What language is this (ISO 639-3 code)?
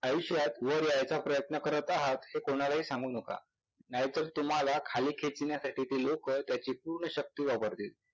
mar